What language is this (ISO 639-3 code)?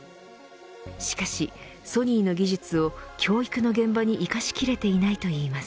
jpn